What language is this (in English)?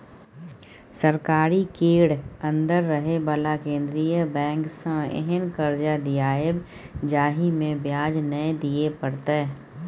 Maithili